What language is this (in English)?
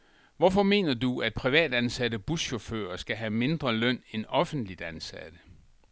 Danish